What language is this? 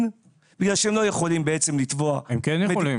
Hebrew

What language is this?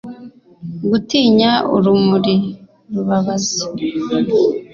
Kinyarwanda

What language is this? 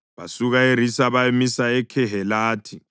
North Ndebele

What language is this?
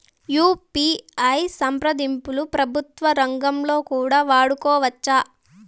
Telugu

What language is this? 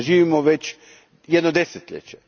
Croatian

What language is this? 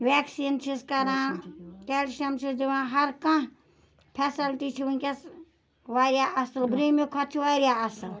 Kashmiri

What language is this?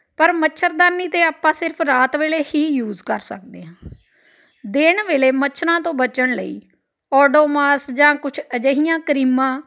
Punjabi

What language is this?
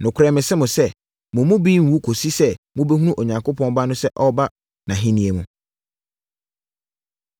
Akan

